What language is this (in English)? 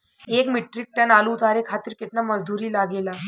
Bhojpuri